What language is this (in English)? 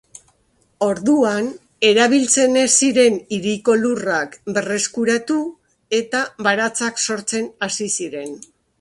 Basque